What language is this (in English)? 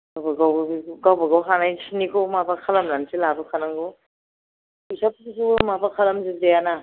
Bodo